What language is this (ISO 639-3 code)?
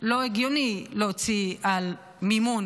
heb